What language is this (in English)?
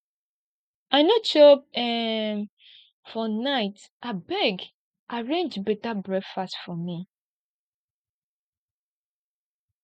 Nigerian Pidgin